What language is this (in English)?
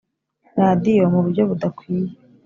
Kinyarwanda